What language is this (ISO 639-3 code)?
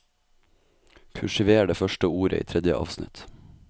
nor